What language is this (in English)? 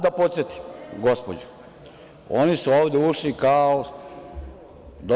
Serbian